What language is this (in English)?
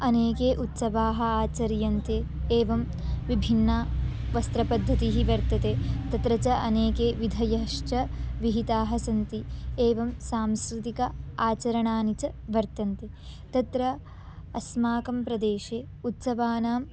Sanskrit